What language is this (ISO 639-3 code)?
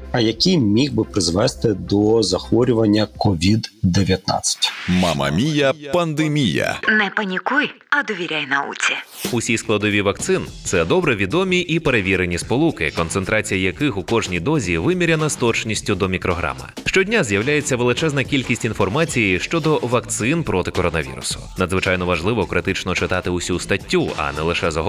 ukr